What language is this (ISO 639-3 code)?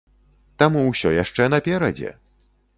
bel